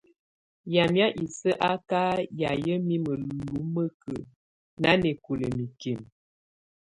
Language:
Tunen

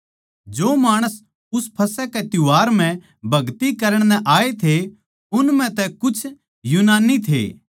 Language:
Haryanvi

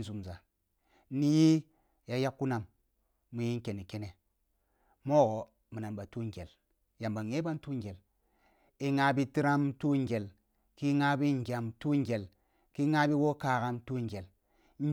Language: Kulung (Nigeria)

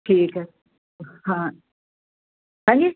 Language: Punjabi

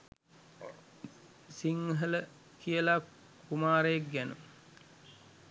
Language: Sinhala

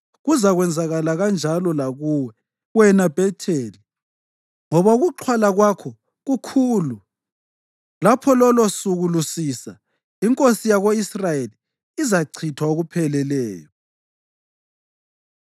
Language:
North Ndebele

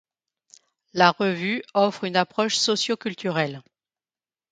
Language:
French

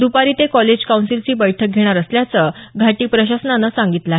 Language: Marathi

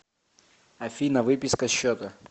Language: Russian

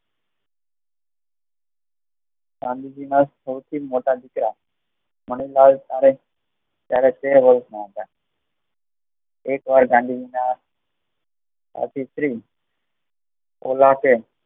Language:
Gujarati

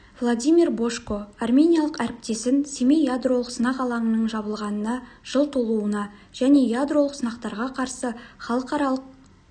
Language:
Kazakh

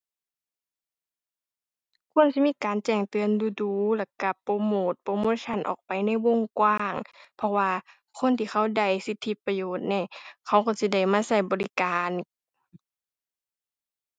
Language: Thai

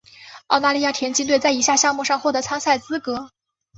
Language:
Chinese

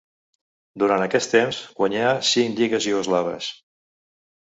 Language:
Catalan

